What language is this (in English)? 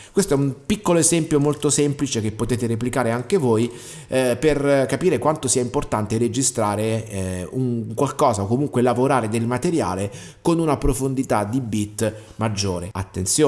Italian